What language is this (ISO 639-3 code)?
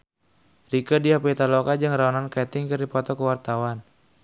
sun